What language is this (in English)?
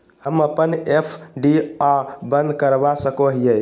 Magahi